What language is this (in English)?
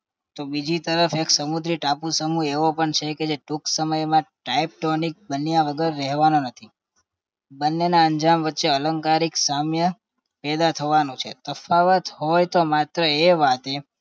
Gujarati